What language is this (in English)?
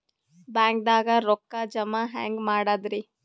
Kannada